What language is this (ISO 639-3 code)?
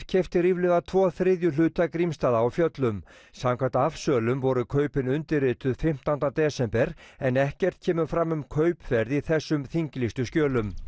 isl